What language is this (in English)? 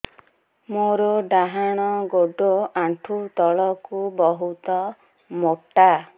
Odia